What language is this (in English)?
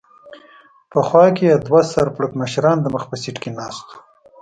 Pashto